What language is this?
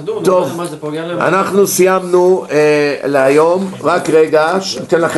Hebrew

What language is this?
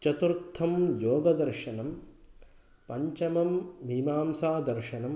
Sanskrit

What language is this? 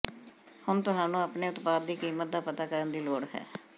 Punjabi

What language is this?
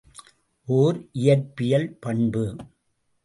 Tamil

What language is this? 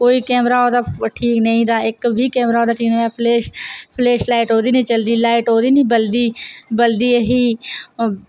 Dogri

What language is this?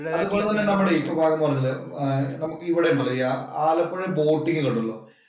Malayalam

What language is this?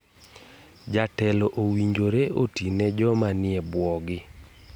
Luo (Kenya and Tanzania)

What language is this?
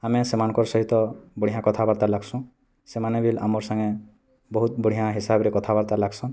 Odia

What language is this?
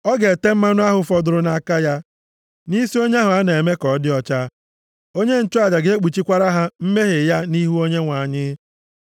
Igbo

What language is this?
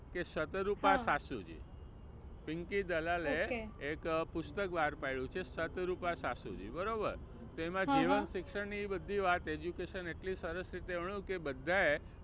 Gujarati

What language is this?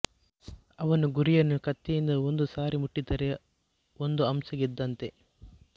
Kannada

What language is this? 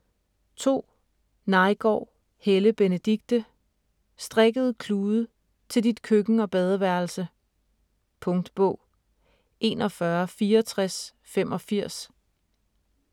Danish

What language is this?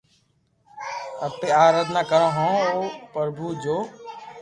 Loarki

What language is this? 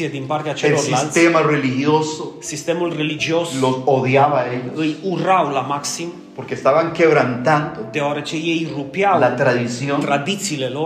Romanian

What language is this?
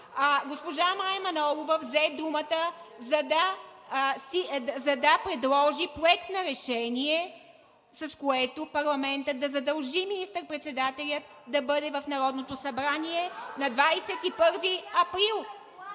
Bulgarian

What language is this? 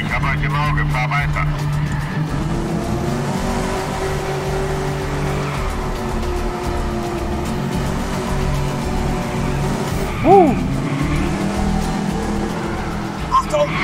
German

